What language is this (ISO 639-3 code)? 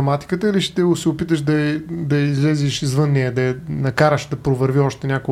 bul